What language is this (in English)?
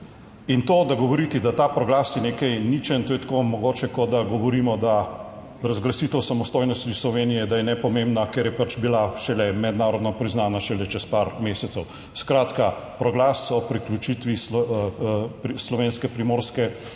Slovenian